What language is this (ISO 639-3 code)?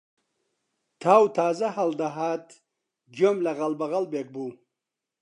ckb